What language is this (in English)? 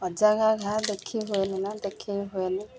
Odia